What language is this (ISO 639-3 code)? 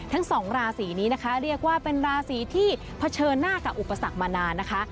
tha